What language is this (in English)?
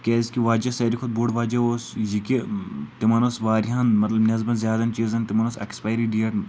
Kashmiri